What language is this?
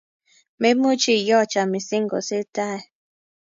Kalenjin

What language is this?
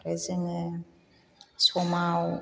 Bodo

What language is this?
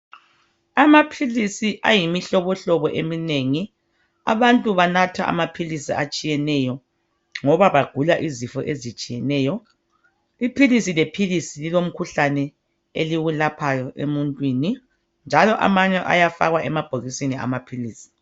North Ndebele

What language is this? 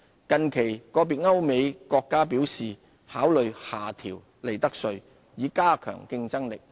Cantonese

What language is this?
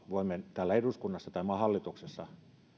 Finnish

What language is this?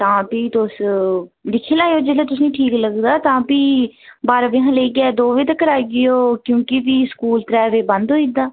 Dogri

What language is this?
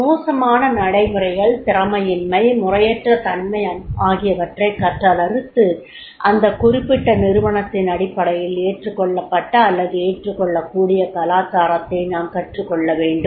Tamil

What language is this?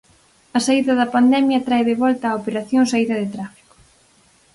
Galician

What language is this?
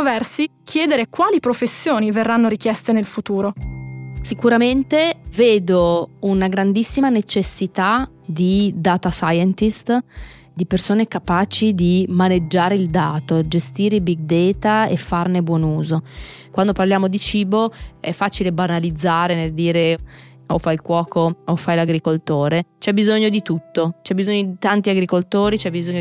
Italian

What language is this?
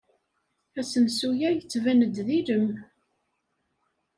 Kabyle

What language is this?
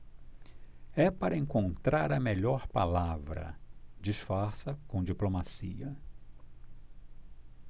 Portuguese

